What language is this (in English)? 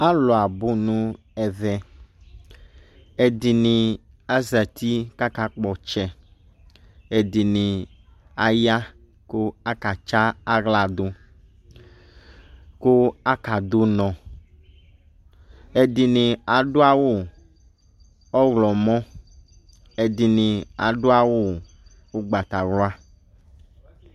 Ikposo